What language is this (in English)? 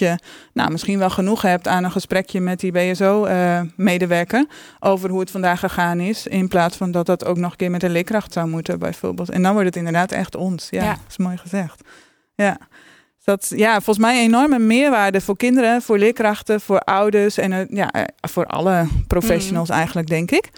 Dutch